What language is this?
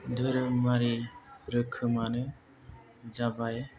Bodo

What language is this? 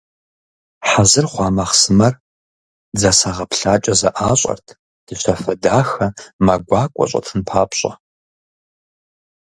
Kabardian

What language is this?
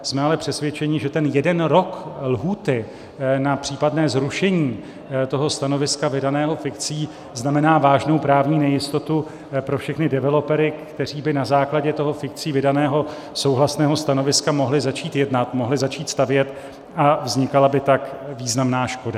Czech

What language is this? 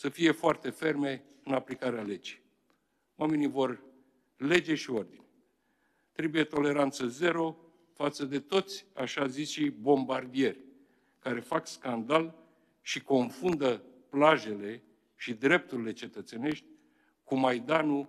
Romanian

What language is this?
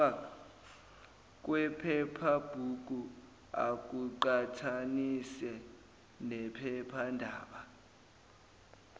Zulu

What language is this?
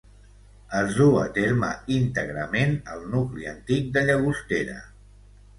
Catalan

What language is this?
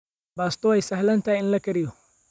Somali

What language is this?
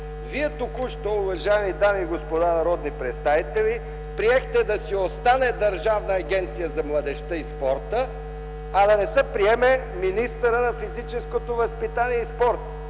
Bulgarian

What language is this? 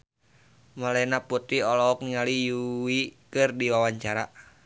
Sundanese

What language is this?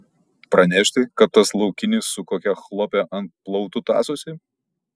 Lithuanian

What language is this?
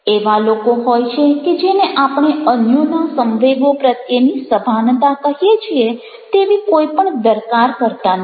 Gujarati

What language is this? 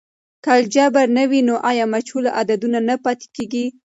Pashto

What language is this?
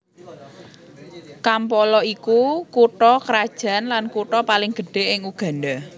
Javanese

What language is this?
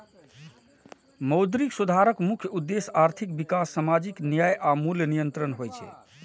Maithili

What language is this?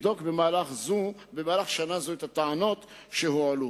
Hebrew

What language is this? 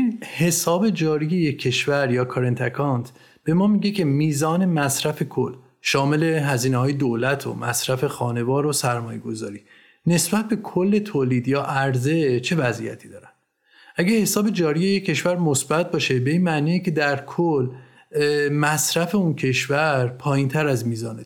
Persian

